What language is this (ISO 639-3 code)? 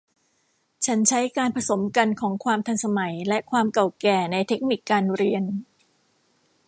tha